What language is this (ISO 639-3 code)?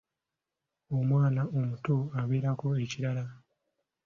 lug